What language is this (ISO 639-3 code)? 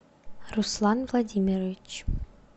rus